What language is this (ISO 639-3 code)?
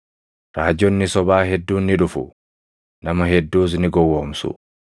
orm